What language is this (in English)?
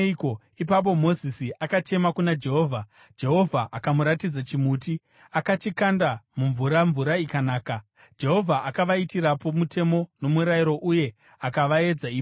Shona